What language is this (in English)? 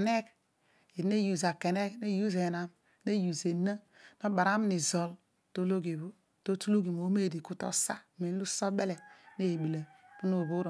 Odual